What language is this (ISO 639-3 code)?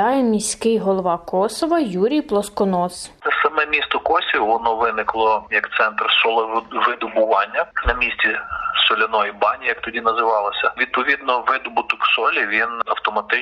ukr